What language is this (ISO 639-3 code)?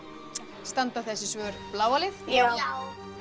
isl